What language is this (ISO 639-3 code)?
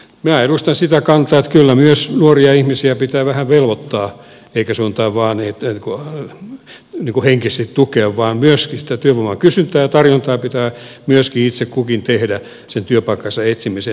fin